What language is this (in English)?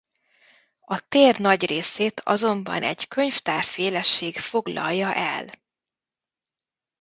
Hungarian